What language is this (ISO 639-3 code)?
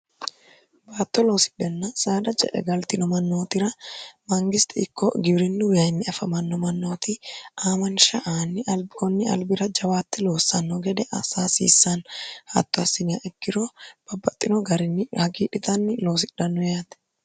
sid